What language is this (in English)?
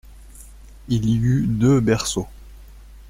French